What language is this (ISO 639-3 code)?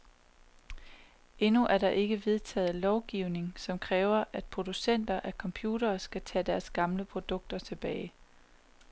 dan